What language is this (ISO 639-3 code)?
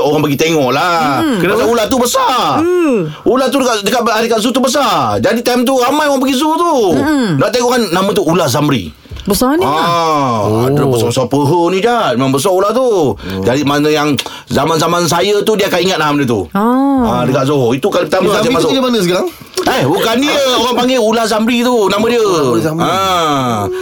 msa